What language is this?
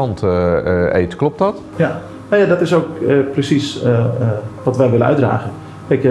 Dutch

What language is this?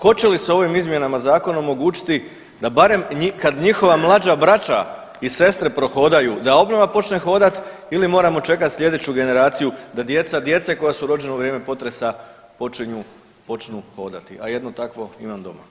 Croatian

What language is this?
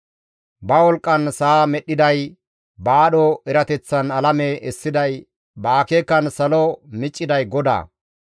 Gamo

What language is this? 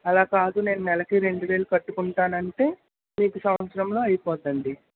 Telugu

